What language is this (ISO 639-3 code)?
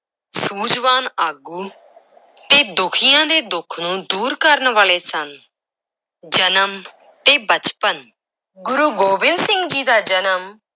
pan